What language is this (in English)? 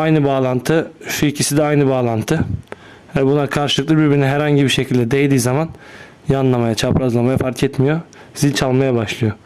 Turkish